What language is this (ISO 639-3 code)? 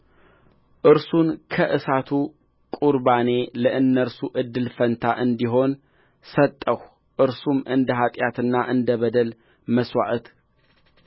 amh